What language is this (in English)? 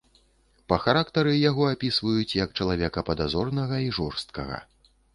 Belarusian